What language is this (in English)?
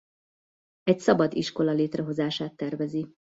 Hungarian